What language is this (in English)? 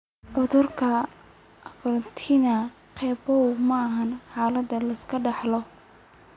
Somali